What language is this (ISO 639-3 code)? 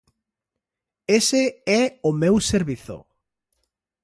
glg